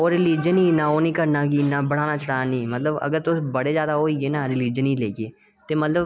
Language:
Dogri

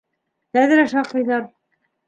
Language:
Bashkir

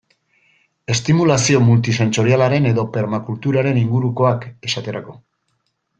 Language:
Basque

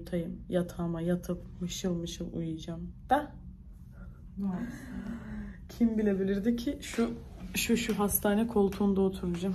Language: Turkish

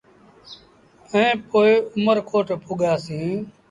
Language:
Sindhi Bhil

